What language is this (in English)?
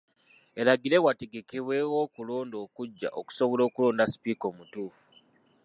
Ganda